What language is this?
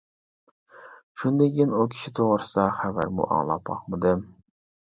Uyghur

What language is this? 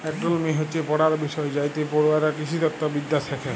Bangla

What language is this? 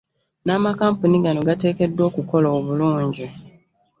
Ganda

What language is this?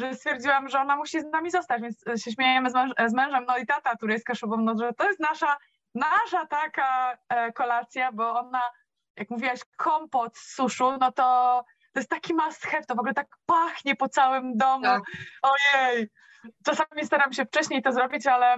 Polish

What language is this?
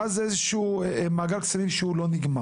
Hebrew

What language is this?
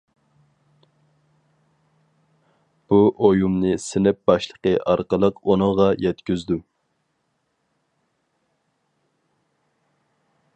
Uyghur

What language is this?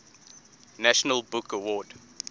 English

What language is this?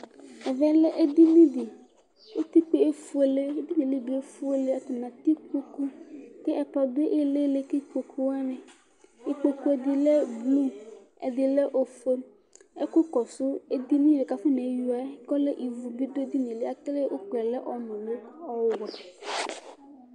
Ikposo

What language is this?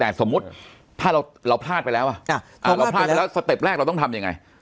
Thai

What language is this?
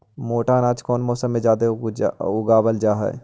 Magahi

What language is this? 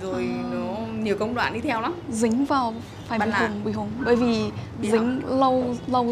Vietnamese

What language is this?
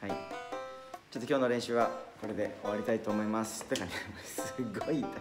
Japanese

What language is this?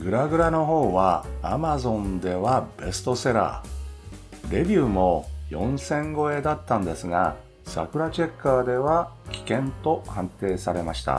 Japanese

